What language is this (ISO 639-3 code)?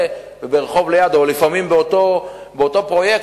heb